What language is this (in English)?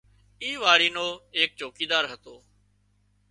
Wadiyara Koli